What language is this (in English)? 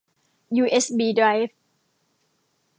Thai